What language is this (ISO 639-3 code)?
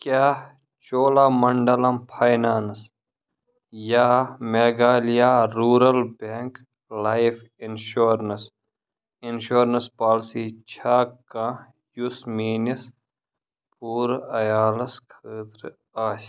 kas